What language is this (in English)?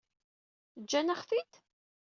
Kabyle